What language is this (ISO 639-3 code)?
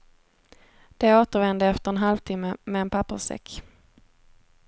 swe